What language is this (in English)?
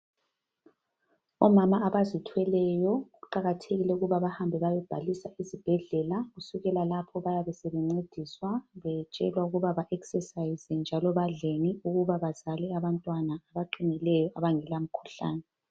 North Ndebele